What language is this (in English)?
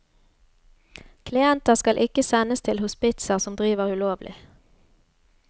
Norwegian